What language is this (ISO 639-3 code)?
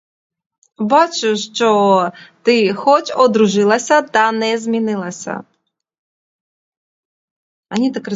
ukr